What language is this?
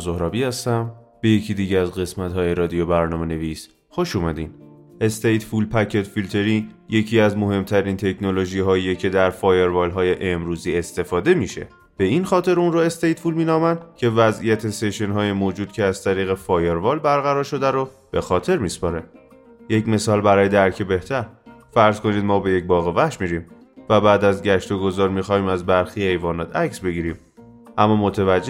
Persian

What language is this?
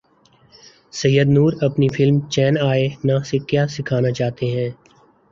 Urdu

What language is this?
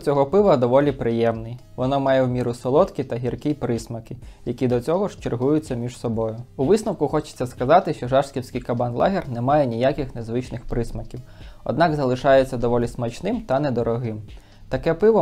Ukrainian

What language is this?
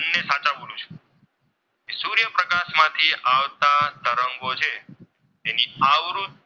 Gujarati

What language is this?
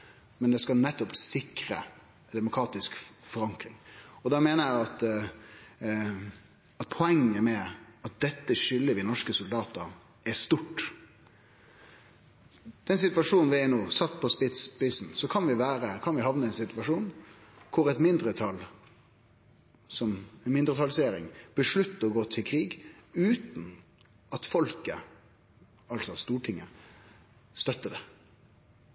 Norwegian Nynorsk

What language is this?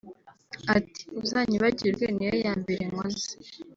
Kinyarwanda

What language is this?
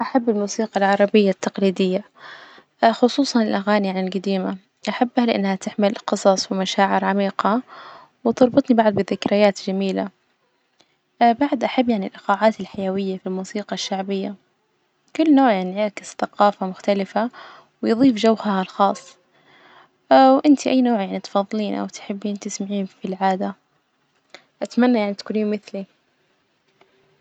Najdi Arabic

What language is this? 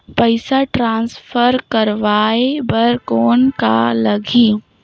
Chhattisgarhi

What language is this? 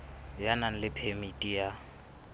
Southern Sotho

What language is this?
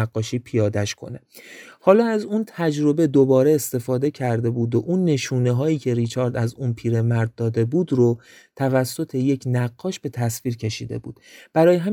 Persian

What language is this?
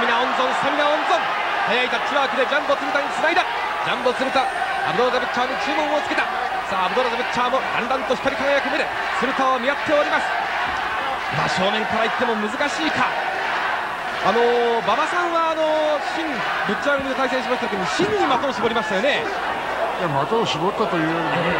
Japanese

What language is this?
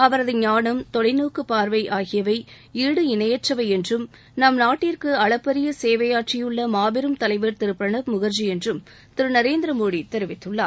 Tamil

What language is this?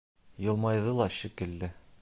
Bashkir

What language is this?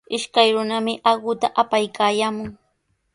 Sihuas Ancash Quechua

